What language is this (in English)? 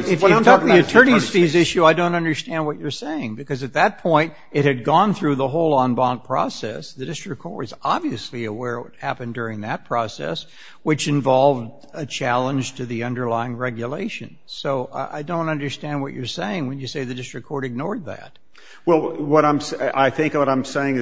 English